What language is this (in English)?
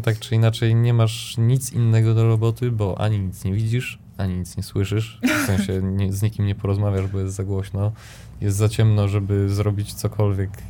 Polish